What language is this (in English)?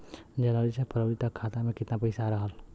Bhojpuri